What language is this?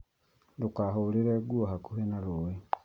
Kikuyu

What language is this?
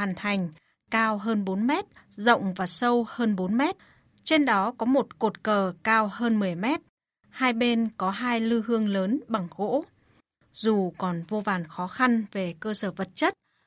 Vietnamese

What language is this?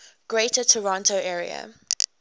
English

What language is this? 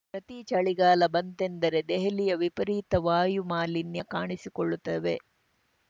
Kannada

